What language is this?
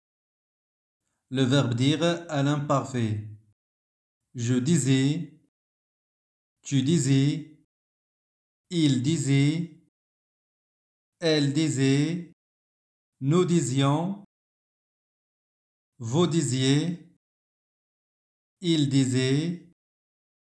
French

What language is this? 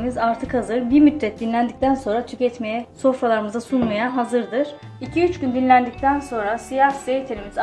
Turkish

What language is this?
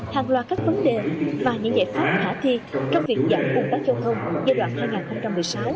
Vietnamese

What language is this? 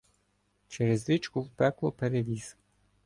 Ukrainian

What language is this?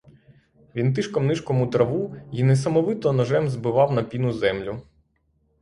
Ukrainian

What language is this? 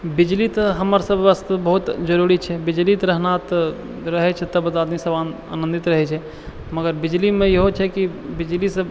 Maithili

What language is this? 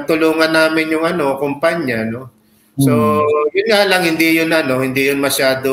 Filipino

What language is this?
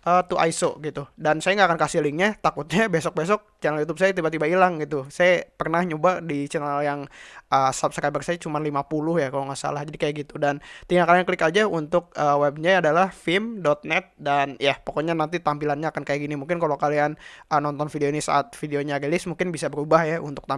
Indonesian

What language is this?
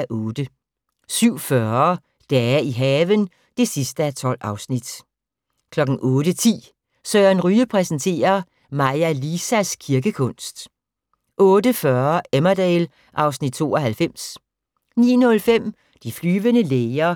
Danish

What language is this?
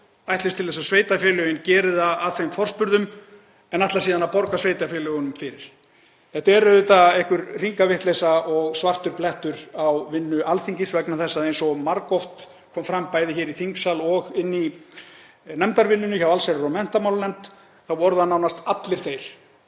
Icelandic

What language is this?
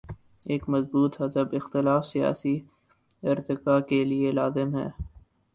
Urdu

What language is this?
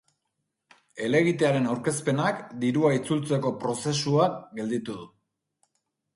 Basque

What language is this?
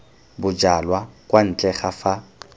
Tswana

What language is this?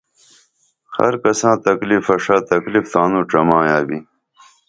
Dameli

